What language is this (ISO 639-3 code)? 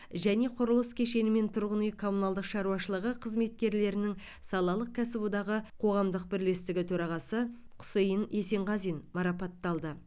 kaz